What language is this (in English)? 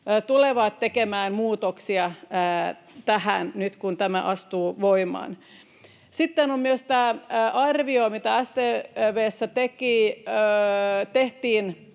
Finnish